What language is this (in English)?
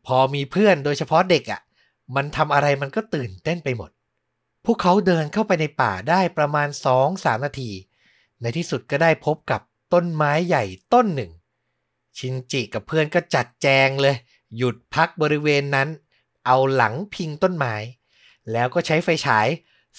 Thai